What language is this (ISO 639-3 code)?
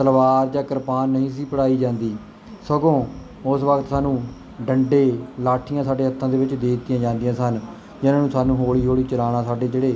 pan